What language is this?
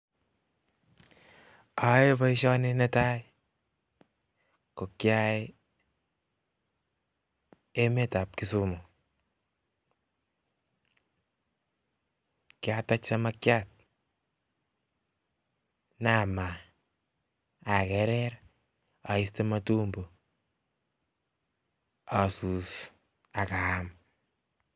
Kalenjin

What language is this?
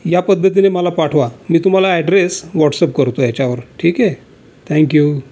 Marathi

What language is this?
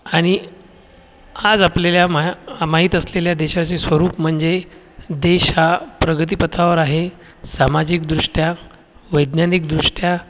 Marathi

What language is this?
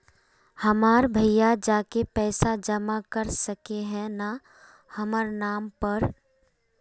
Magahi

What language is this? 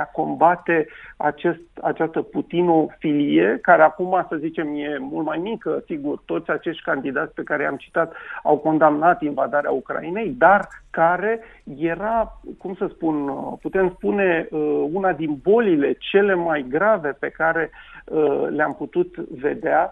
Romanian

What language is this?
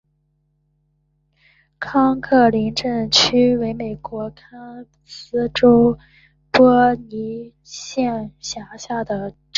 Chinese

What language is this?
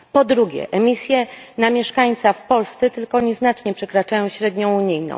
Polish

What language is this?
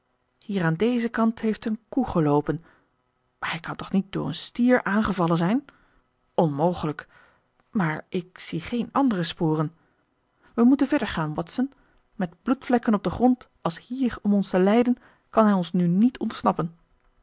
Dutch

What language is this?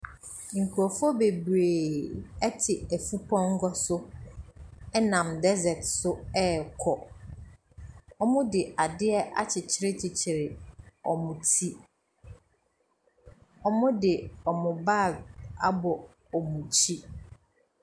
Akan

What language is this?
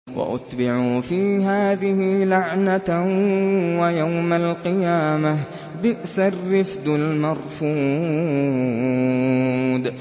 Arabic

